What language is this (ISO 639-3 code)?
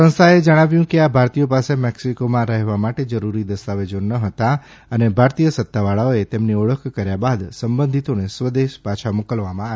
guj